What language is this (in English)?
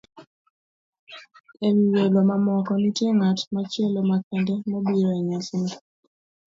Luo (Kenya and Tanzania)